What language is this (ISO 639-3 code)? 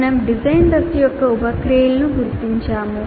tel